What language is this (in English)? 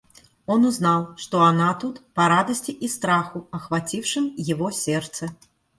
Russian